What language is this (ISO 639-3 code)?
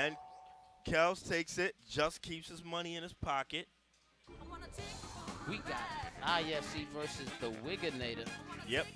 eng